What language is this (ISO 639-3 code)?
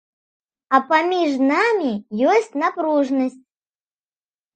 bel